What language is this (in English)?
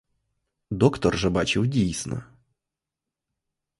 Ukrainian